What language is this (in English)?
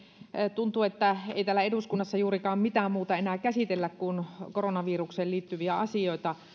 Finnish